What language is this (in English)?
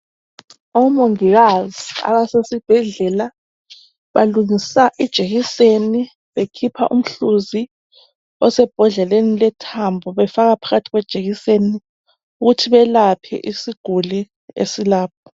North Ndebele